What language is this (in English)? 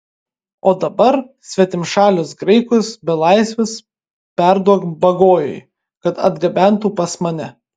Lithuanian